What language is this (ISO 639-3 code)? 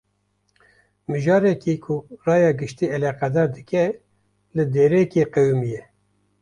kur